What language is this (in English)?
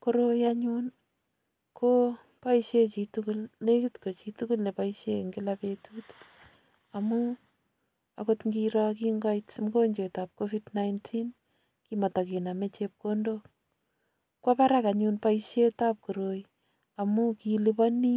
Kalenjin